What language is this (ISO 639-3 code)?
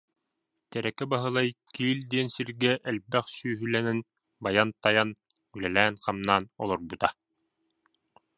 sah